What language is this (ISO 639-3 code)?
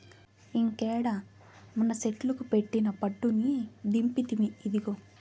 tel